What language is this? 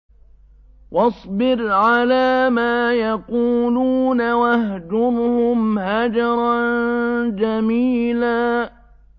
Arabic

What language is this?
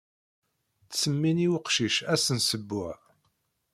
Kabyle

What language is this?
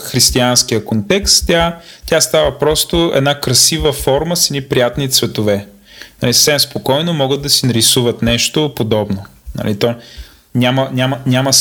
Bulgarian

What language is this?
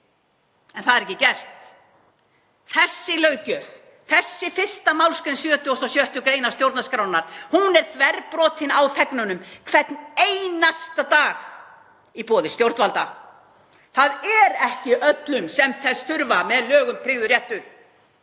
Icelandic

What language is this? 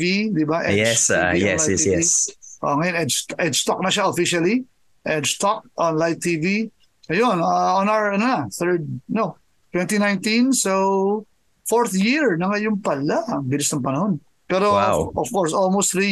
Filipino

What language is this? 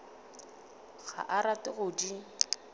Northern Sotho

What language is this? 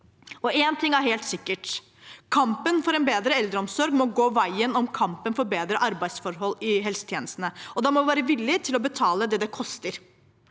Norwegian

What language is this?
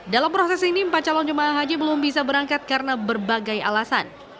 Indonesian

